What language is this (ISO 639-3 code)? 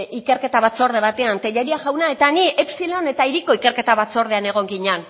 eus